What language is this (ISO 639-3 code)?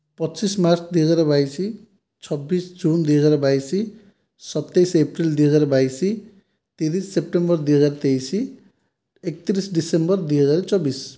ori